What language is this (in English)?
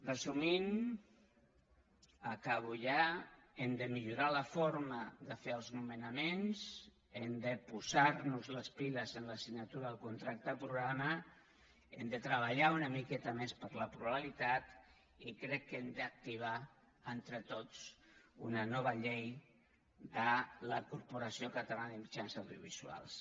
Catalan